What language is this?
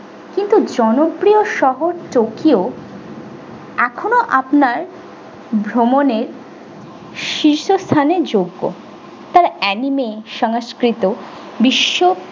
Bangla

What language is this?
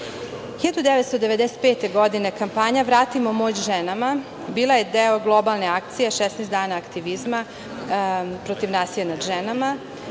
Serbian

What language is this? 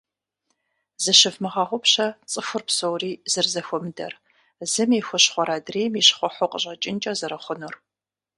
Kabardian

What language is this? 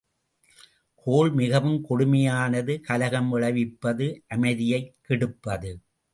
Tamil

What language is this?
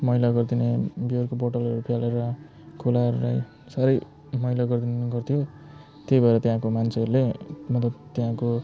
Nepali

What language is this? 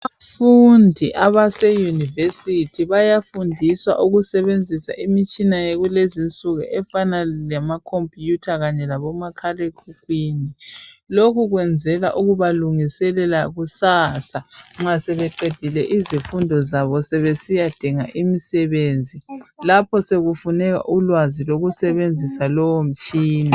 North Ndebele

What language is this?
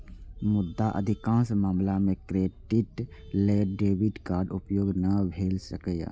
Maithili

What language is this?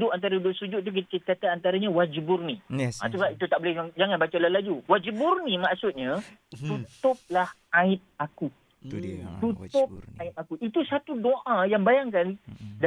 Malay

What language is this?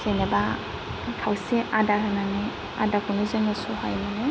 Bodo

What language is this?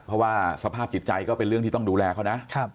Thai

